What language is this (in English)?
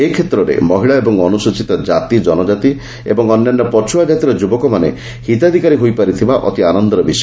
Odia